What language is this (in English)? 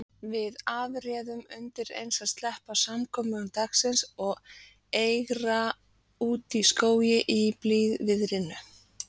Icelandic